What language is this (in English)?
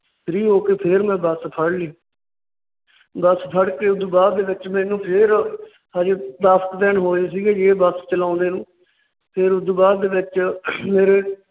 Punjabi